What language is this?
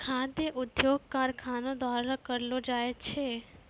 Maithili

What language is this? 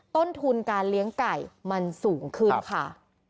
Thai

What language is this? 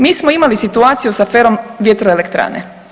Croatian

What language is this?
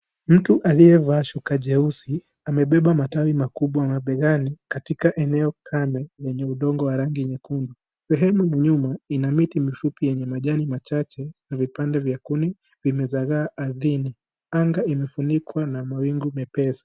Swahili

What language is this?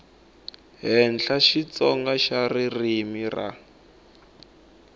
Tsonga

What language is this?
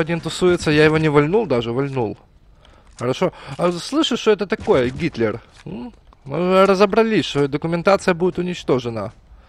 Russian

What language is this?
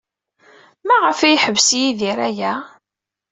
Kabyle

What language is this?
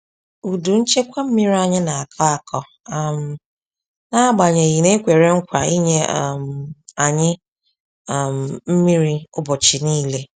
Igbo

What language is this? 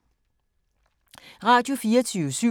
Danish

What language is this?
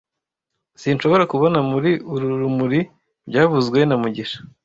Kinyarwanda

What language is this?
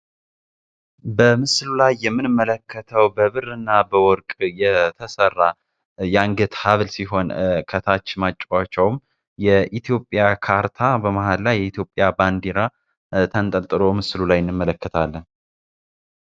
Amharic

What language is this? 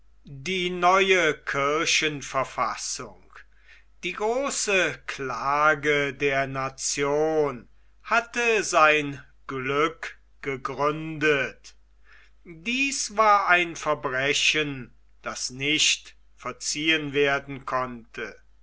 German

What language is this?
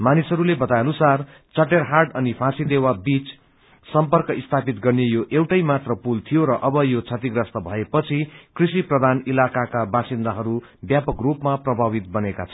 Nepali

